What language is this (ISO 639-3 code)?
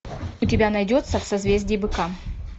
rus